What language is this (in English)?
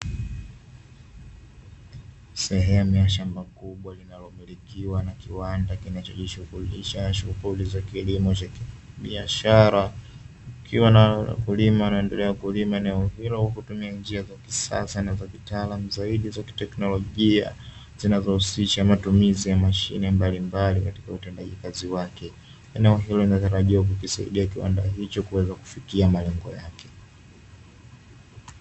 Swahili